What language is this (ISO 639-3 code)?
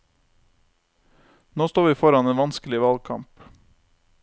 nor